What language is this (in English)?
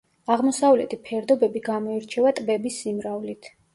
Georgian